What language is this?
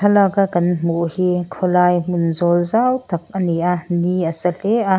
Mizo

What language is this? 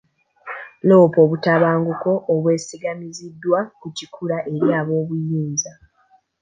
Ganda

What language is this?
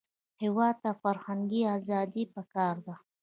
Pashto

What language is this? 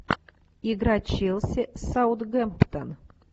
Russian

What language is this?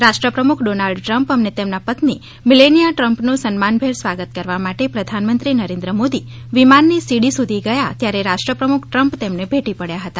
Gujarati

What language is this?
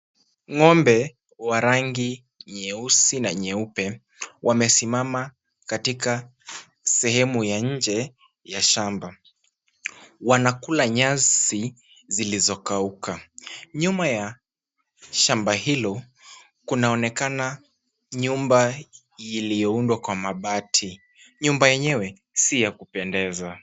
Swahili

